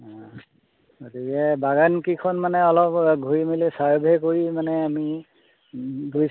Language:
Assamese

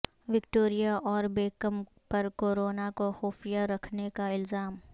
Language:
Urdu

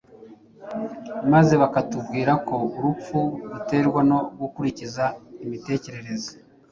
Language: Kinyarwanda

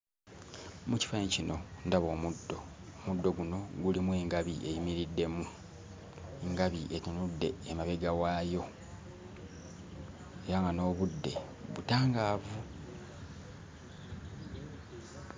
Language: Ganda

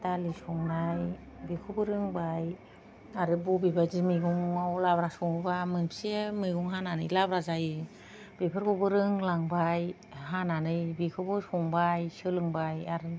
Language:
Bodo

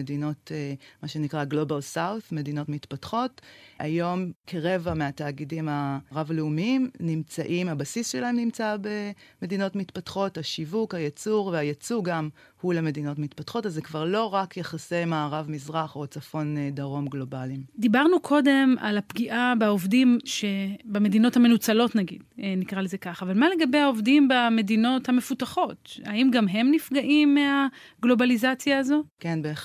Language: Hebrew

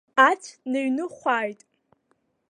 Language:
Abkhazian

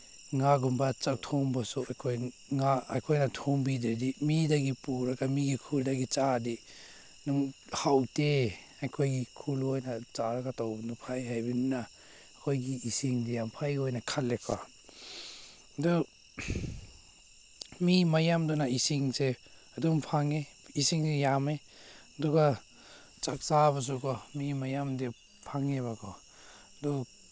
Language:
Manipuri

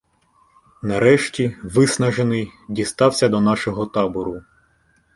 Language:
Ukrainian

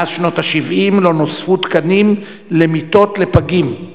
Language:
Hebrew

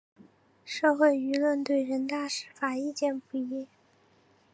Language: Chinese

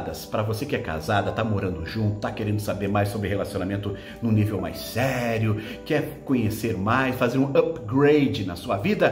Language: Portuguese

